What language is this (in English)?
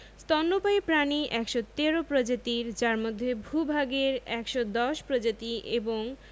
Bangla